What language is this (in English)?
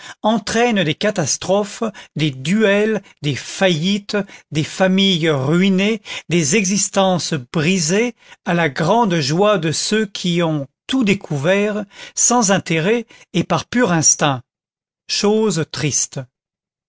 French